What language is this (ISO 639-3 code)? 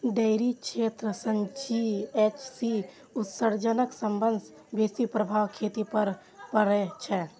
mai